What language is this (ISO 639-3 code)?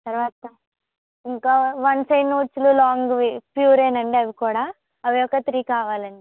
tel